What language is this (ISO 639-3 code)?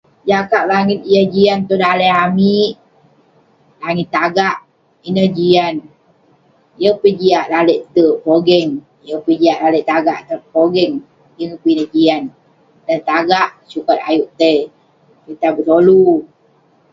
pne